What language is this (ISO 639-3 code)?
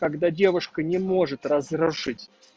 rus